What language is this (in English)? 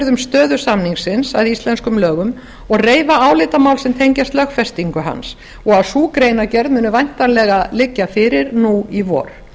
Icelandic